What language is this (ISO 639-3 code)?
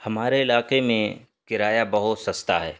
urd